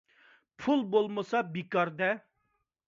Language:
Uyghur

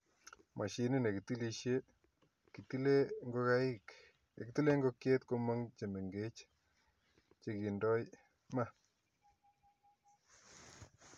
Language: Kalenjin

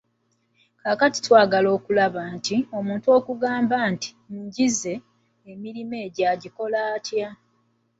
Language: Ganda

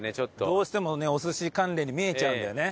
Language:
Japanese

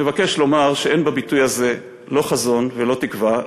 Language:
Hebrew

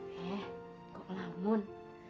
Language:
Indonesian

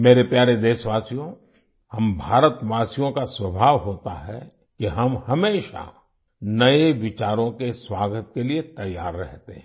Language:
Hindi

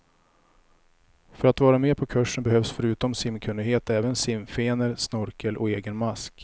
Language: Swedish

